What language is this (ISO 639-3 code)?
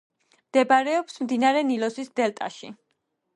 kat